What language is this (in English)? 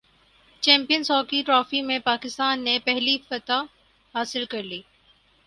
Urdu